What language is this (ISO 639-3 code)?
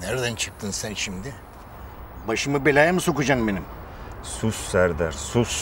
tur